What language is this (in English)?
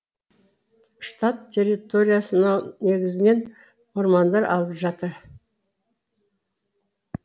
Kazakh